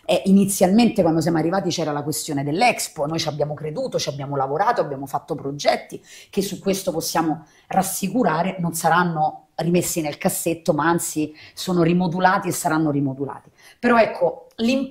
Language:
Italian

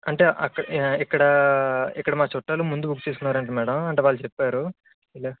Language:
Telugu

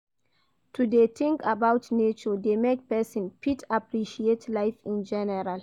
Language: Nigerian Pidgin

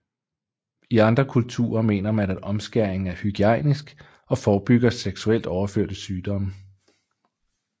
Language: Danish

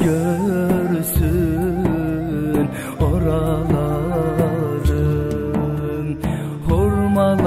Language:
Arabic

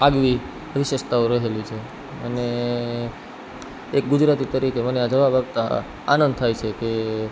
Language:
Gujarati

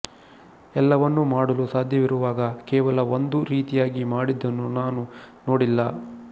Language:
Kannada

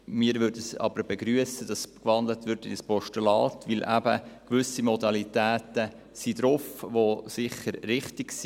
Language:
Swiss German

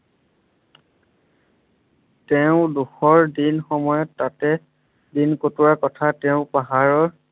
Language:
Assamese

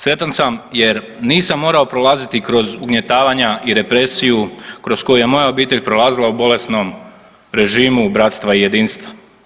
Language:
Croatian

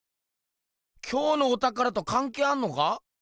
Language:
Japanese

